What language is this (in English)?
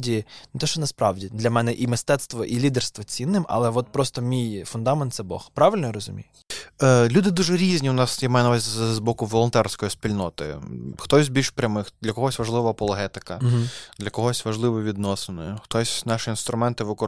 Ukrainian